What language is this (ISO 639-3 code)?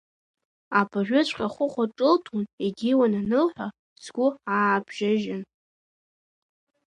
abk